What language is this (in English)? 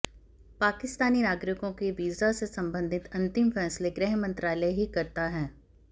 Hindi